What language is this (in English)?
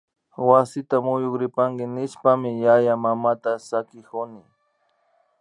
Imbabura Highland Quichua